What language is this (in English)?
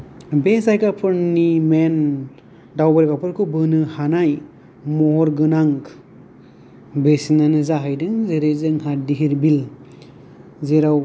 Bodo